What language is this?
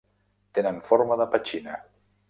Catalan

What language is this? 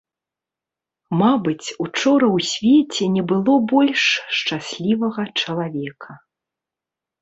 Belarusian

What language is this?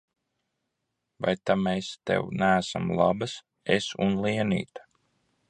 Latvian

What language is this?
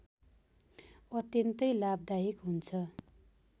Nepali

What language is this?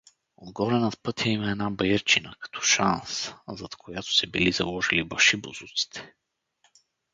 Bulgarian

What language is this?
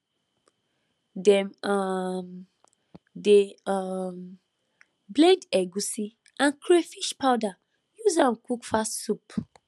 Nigerian Pidgin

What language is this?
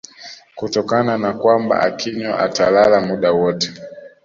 Swahili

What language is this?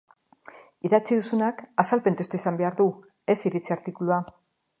Basque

